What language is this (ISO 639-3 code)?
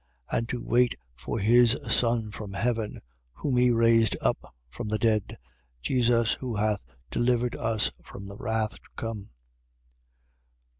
eng